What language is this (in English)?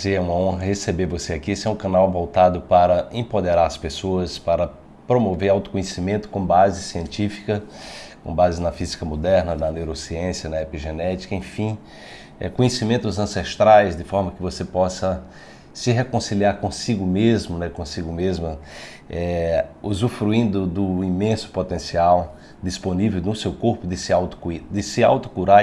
Portuguese